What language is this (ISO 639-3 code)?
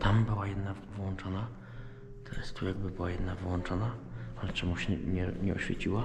pol